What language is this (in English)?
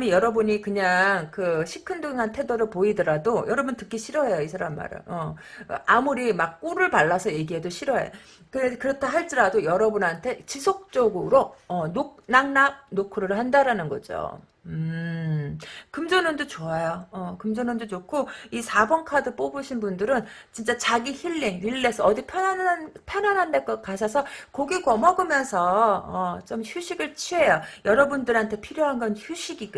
Korean